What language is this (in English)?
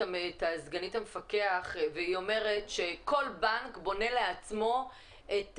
Hebrew